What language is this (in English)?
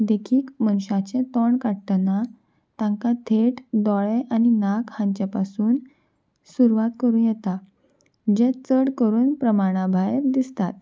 Konkani